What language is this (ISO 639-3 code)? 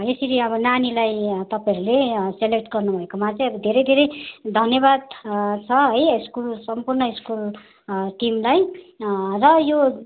nep